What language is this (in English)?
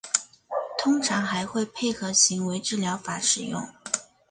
Chinese